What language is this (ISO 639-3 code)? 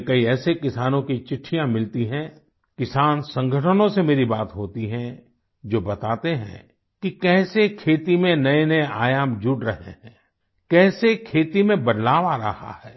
hin